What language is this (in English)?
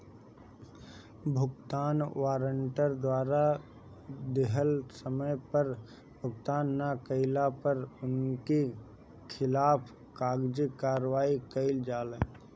Bhojpuri